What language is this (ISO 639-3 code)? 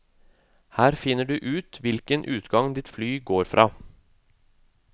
nor